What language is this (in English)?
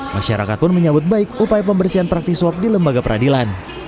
Indonesian